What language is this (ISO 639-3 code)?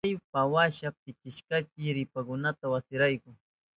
qup